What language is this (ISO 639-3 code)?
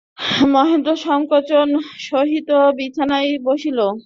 ben